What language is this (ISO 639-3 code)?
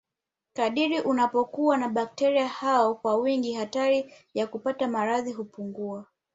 swa